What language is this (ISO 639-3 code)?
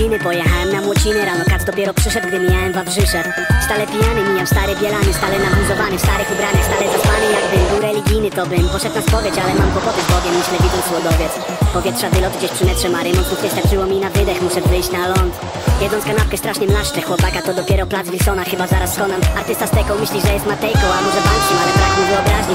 pol